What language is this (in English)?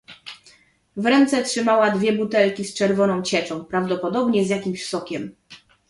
Polish